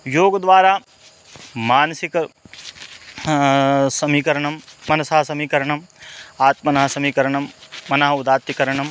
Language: Sanskrit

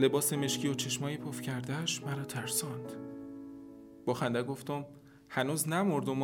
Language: Persian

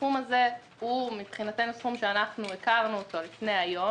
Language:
Hebrew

